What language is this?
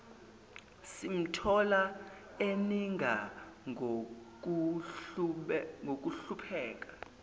Zulu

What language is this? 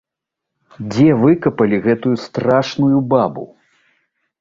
Belarusian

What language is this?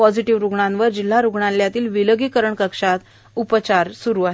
Marathi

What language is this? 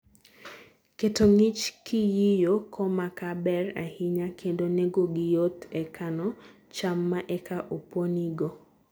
Luo (Kenya and Tanzania)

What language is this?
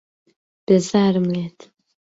Central Kurdish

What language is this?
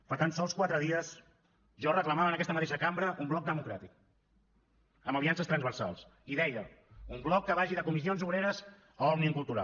Catalan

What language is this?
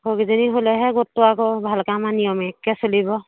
Assamese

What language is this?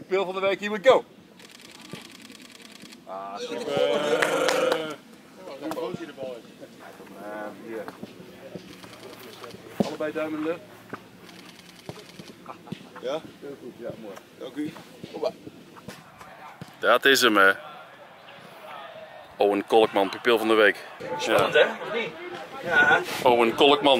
Dutch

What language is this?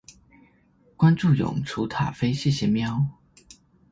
Chinese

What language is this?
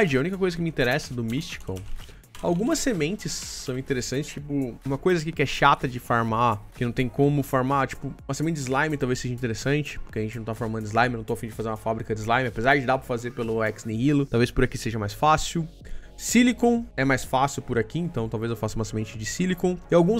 Portuguese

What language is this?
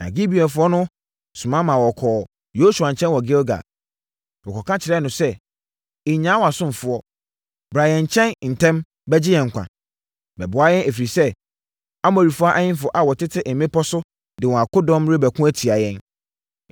Akan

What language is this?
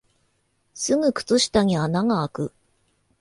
Japanese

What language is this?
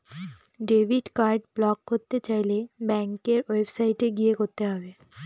Bangla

